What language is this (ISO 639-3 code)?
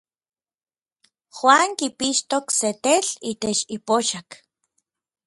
nlv